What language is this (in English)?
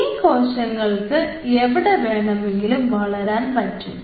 Malayalam